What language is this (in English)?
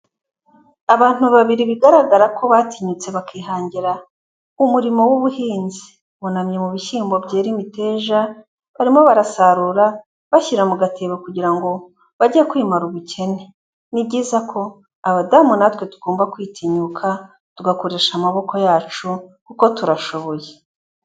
Kinyarwanda